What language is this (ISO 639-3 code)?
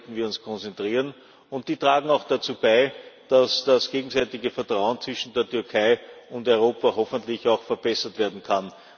deu